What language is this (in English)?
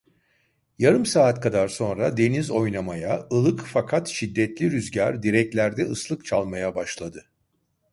Turkish